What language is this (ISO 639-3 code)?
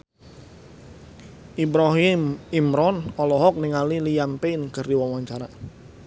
sun